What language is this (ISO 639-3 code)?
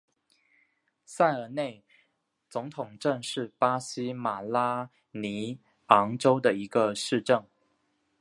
zho